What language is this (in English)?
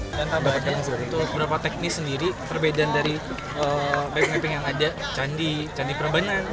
Indonesian